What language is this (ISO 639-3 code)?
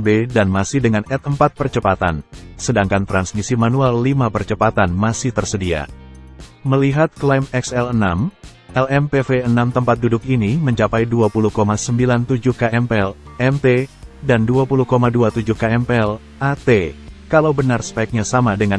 ind